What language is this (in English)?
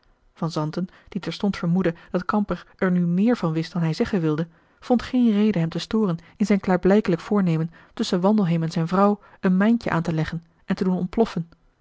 Dutch